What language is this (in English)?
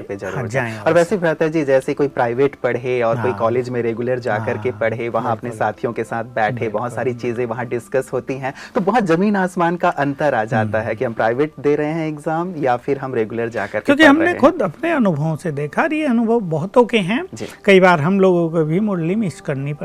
Hindi